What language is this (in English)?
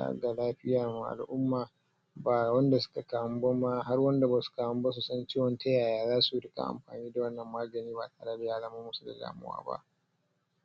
Hausa